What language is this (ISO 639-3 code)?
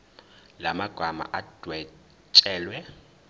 zul